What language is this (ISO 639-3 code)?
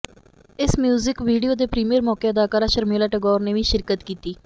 pan